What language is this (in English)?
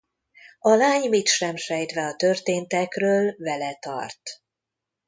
Hungarian